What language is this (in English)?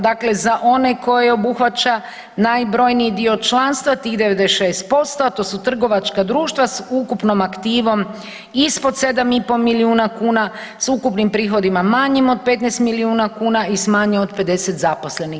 Croatian